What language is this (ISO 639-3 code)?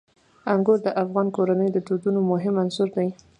pus